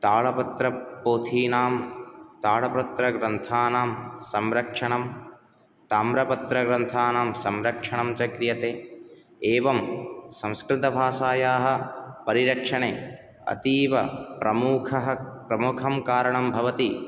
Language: Sanskrit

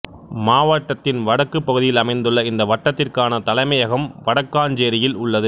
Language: Tamil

